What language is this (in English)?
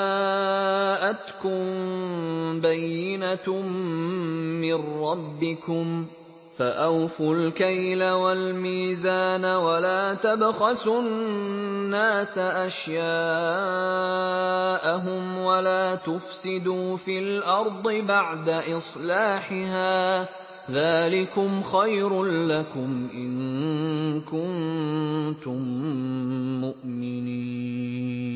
Arabic